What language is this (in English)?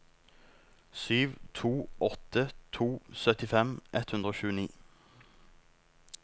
Norwegian